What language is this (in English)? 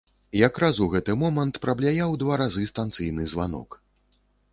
Belarusian